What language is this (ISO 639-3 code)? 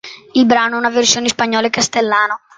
ita